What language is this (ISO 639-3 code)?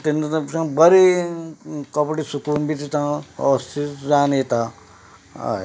kok